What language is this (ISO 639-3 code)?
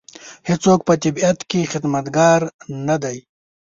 pus